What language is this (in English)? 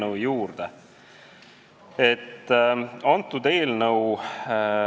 Estonian